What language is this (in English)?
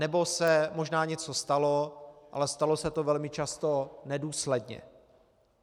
Czech